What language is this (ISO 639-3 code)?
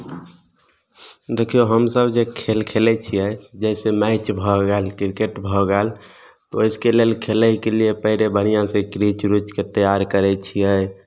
mai